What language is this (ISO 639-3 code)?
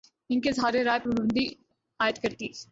urd